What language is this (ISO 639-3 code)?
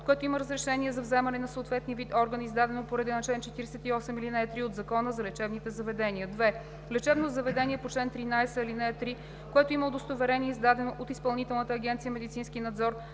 bul